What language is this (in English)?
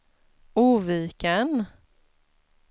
Swedish